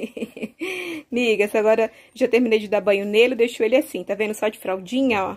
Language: Portuguese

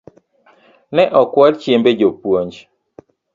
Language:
Luo (Kenya and Tanzania)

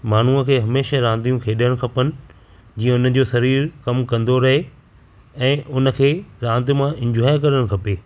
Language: Sindhi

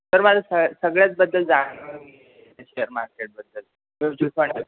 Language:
Marathi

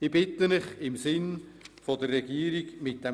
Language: Swiss German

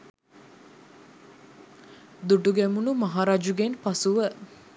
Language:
Sinhala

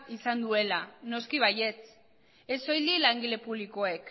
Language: Basque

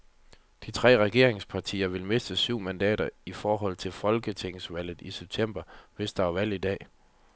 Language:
Danish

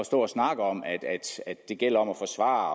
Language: Danish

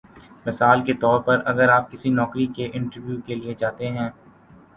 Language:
Urdu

